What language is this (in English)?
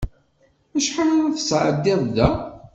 Kabyle